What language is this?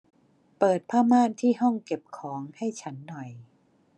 Thai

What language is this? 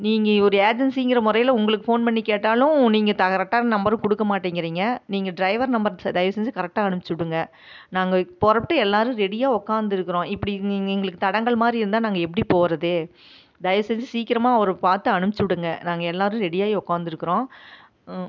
Tamil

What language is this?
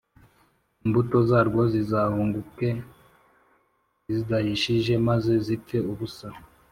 Kinyarwanda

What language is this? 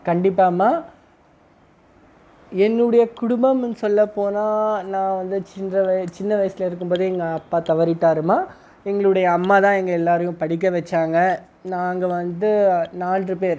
Tamil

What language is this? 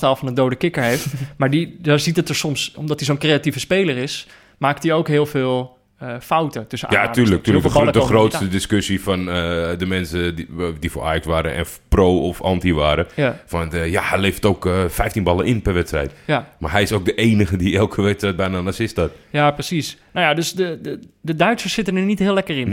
Dutch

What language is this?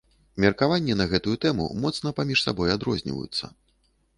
Belarusian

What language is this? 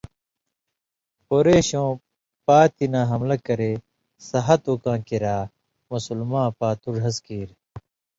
Indus Kohistani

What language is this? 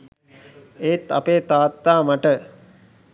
Sinhala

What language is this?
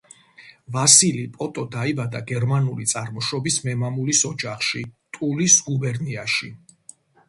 Georgian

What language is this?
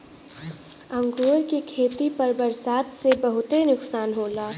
Bhojpuri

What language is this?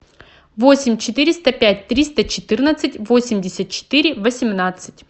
Russian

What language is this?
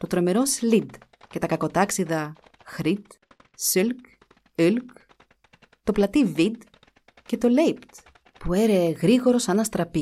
Greek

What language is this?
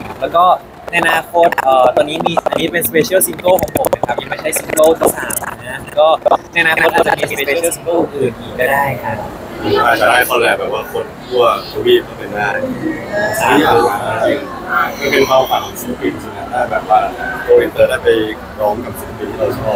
Thai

